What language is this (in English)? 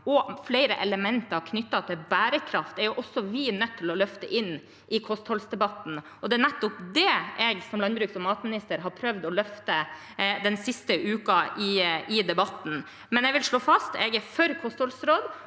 Norwegian